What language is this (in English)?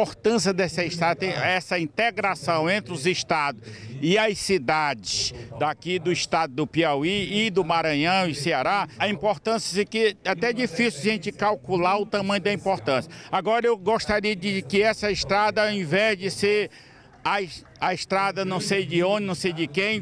Portuguese